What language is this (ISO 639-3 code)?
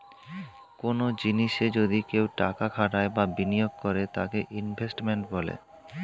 ben